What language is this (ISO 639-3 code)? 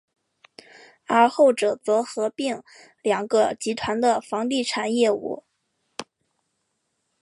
zho